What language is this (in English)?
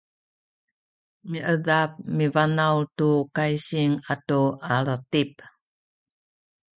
Sakizaya